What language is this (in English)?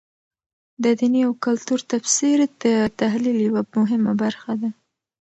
Pashto